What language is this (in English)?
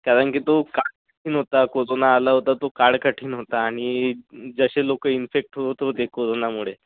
Marathi